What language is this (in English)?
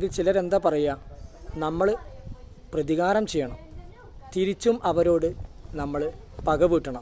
Malayalam